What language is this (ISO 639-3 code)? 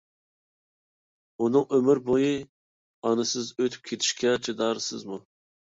uig